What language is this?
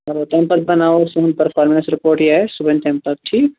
Kashmiri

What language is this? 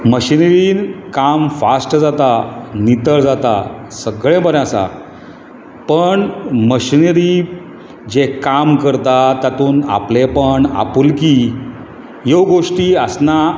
Konkani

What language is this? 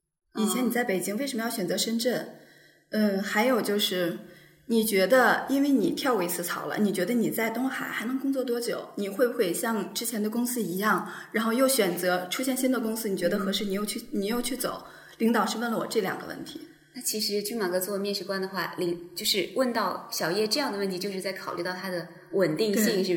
Chinese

